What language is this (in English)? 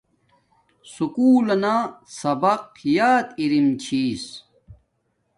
Domaaki